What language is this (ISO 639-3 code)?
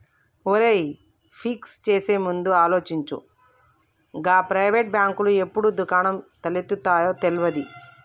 tel